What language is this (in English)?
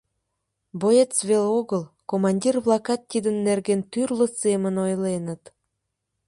Mari